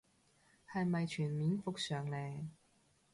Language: Cantonese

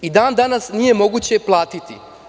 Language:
Serbian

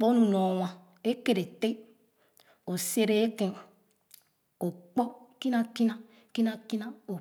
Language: Khana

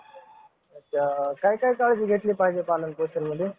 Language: Marathi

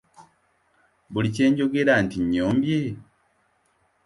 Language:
Ganda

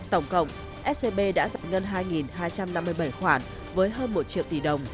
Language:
Vietnamese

